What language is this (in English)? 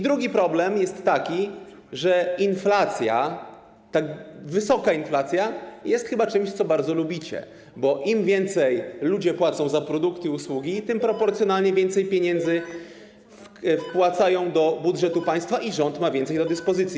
Polish